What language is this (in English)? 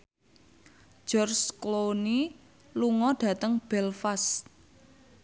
Javanese